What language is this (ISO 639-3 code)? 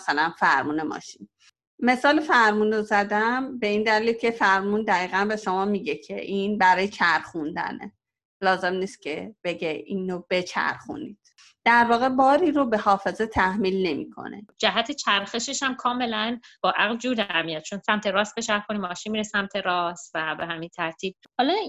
fas